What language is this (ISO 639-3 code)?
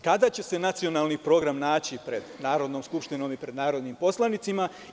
srp